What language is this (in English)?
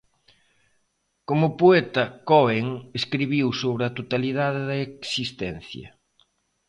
Galician